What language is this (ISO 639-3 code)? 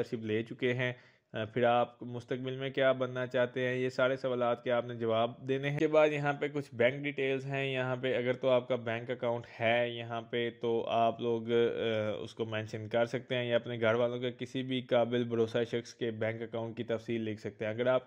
hin